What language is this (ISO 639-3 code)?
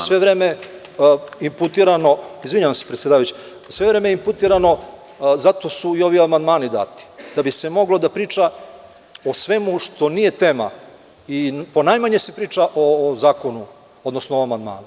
srp